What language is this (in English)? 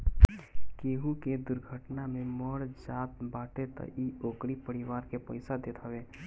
Bhojpuri